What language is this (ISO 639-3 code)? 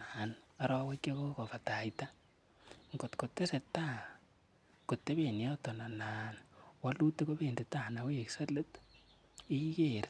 kln